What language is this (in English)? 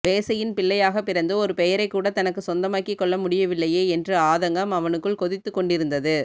Tamil